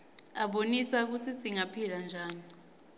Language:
Swati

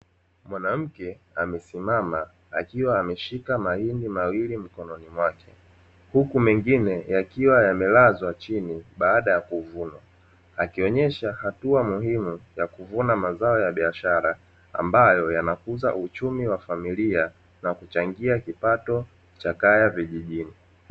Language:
Swahili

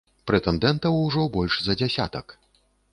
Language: Belarusian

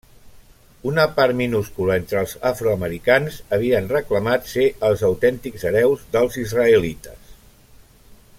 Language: Catalan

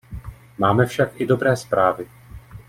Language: Czech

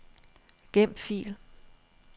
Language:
Danish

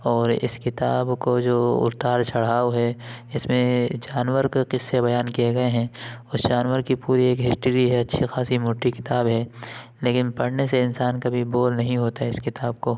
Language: Urdu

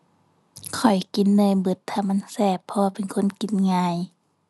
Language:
Thai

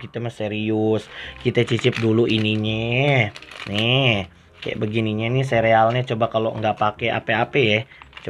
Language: Indonesian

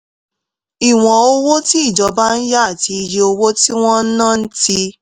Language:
Yoruba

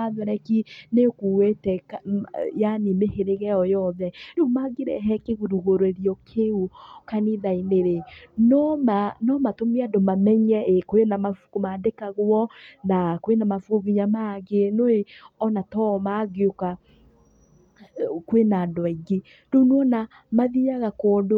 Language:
Kikuyu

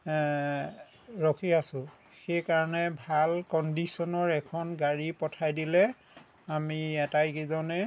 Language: Assamese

